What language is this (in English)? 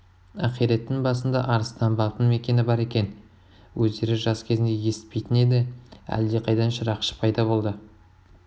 Kazakh